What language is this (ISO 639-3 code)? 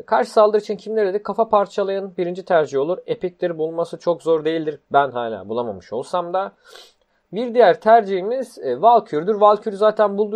tur